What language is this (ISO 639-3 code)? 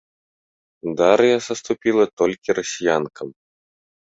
bel